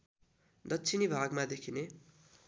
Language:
Nepali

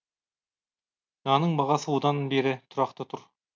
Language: Kazakh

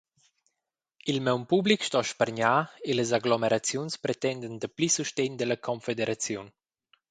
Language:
Romansh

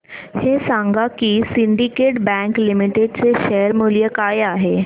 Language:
Marathi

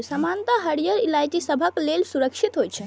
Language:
Maithili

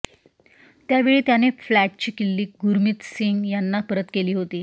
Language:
Marathi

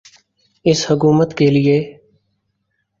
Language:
Urdu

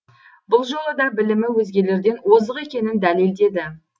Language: Kazakh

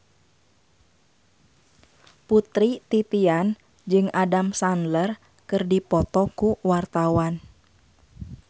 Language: Sundanese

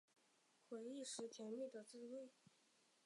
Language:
Chinese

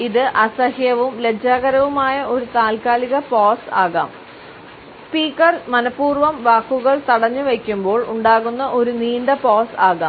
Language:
Malayalam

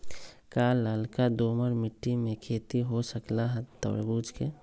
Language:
Magahi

